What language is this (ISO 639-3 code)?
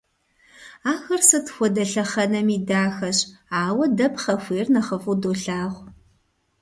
kbd